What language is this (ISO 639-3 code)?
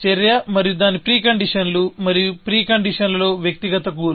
tel